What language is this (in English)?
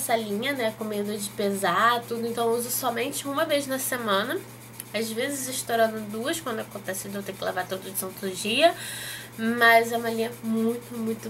Portuguese